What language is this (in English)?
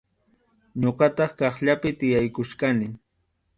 Arequipa-La Unión Quechua